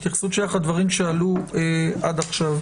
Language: Hebrew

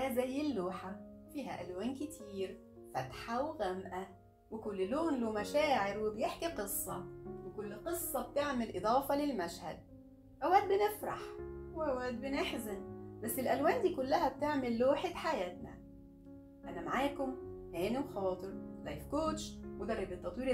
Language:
Arabic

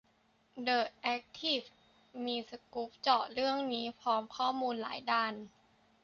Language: Thai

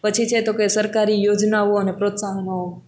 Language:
Gujarati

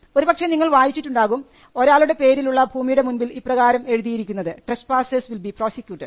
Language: Malayalam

